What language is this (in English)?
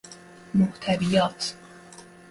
Persian